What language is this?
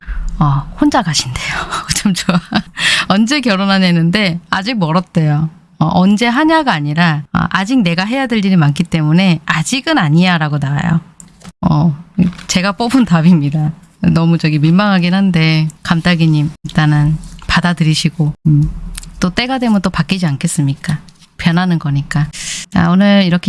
Korean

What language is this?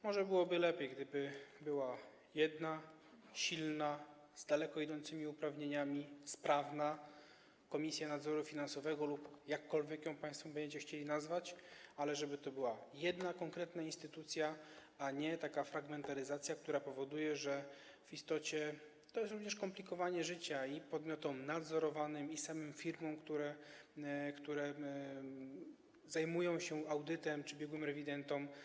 Polish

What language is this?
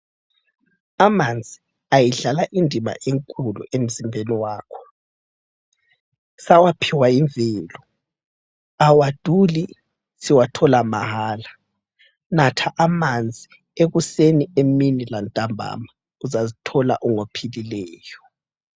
North Ndebele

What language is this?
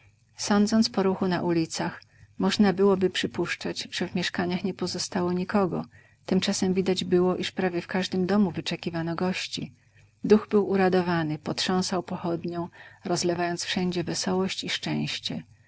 Polish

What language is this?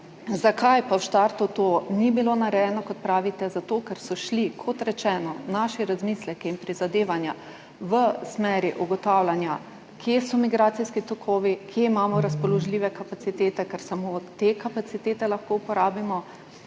Slovenian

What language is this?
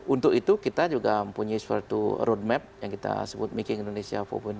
Indonesian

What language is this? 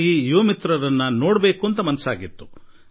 Kannada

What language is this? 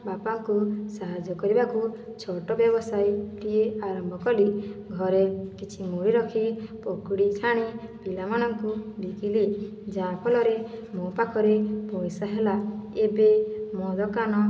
Odia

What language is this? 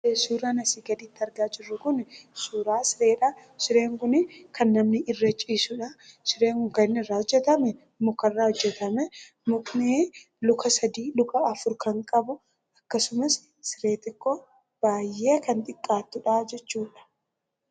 Oromo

